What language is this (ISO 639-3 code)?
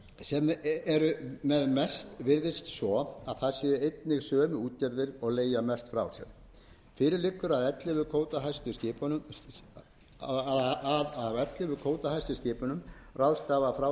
isl